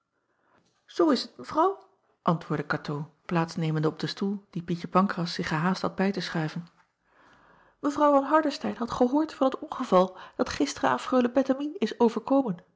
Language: Dutch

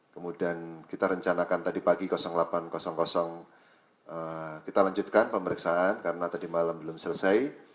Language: Indonesian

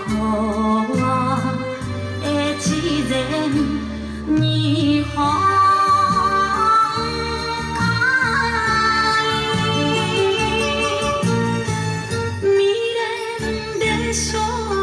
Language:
Japanese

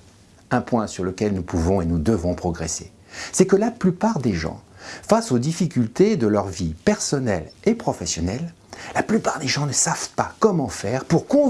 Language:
French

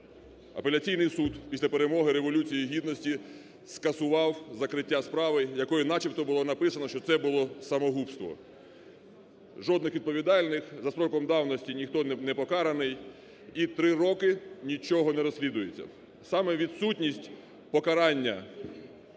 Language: Ukrainian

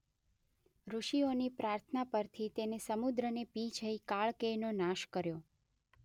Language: Gujarati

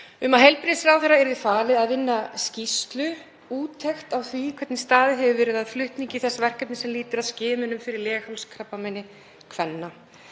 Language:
Icelandic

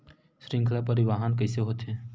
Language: Chhattisgarhi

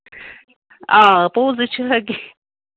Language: Kashmiri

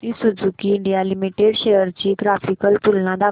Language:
Marathi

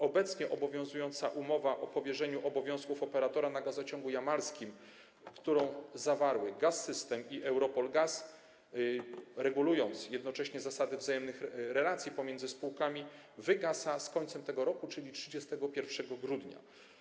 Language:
Polish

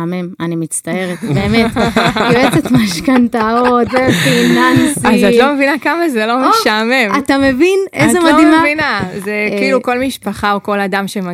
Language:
Hebrew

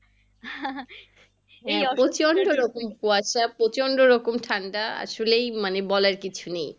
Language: Bangla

